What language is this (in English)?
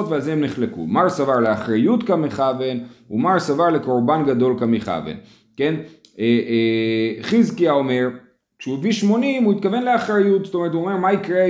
Hebrew